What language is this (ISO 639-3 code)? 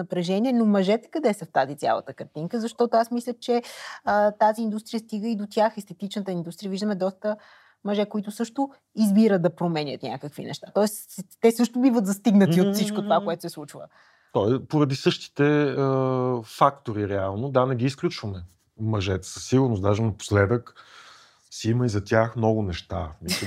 bul